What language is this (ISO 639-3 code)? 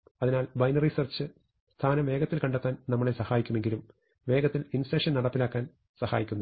mal